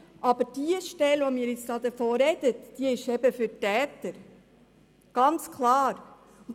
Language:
Swiss German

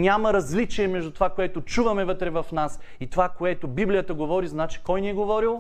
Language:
Bulgarian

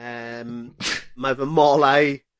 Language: Welsh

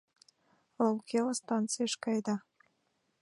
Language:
Mari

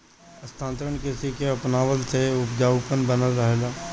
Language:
Bhojpuri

